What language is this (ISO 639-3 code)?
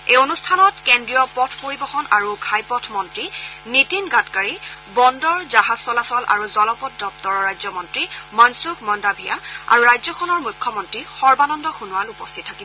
asm